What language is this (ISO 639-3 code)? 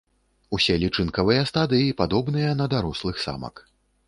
bel